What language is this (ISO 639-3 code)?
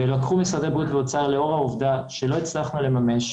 heb